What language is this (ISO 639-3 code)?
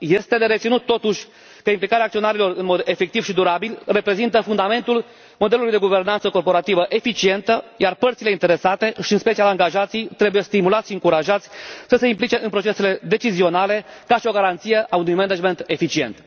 ron